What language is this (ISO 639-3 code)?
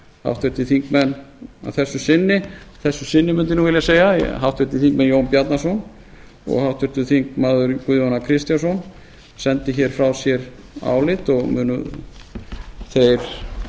isl